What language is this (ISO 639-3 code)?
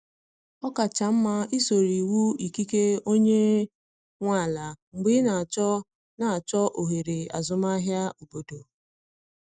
ibo